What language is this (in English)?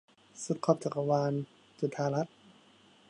Thai